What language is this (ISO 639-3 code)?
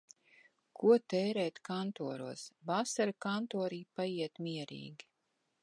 lav